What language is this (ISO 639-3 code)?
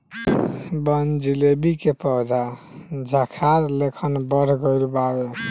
bho